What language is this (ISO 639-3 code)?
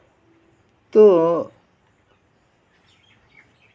sat